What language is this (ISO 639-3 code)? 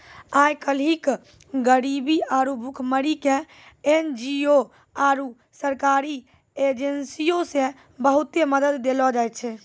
mai